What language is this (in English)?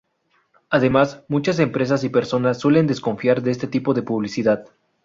Spanish